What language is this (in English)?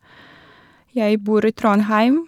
Norwegian